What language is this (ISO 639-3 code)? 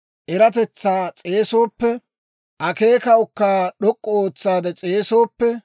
dwr